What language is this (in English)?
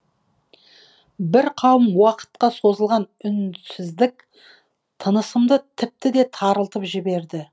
Kazakh